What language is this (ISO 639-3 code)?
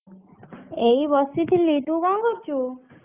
ori